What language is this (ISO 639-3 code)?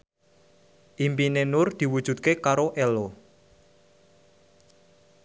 jav